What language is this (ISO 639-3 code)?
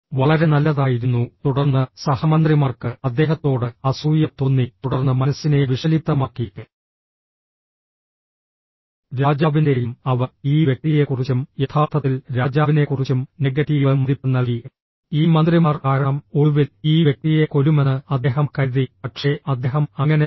mal